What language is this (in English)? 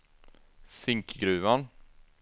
Swedish